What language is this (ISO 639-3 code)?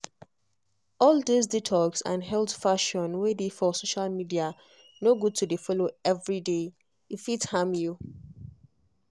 pcm